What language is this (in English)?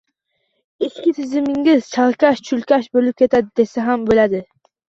Uzbek